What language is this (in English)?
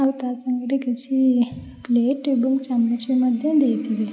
Odia